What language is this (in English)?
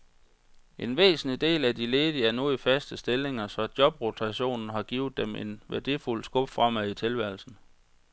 Danish